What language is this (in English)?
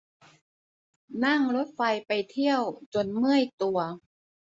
Thai